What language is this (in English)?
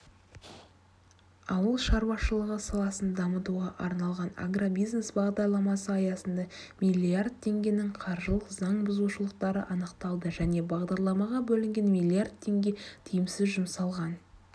Kazakh